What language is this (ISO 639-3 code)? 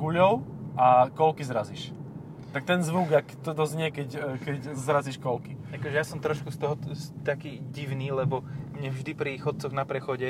slk